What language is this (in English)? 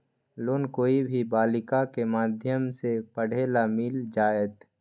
Magahi